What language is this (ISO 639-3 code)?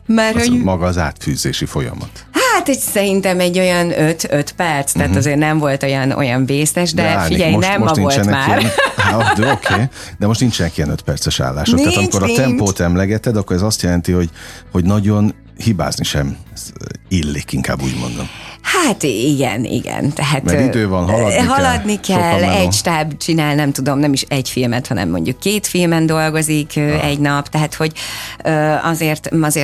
hun